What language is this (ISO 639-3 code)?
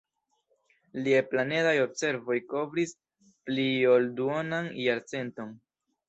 epo